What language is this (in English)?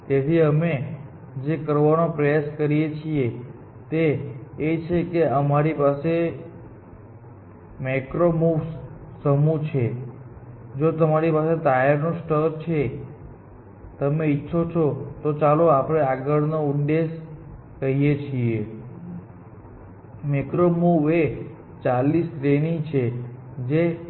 Gujarati